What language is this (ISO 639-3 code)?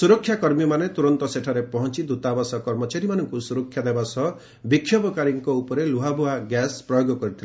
ori